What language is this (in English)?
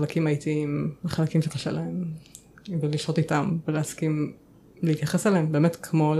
Hebrew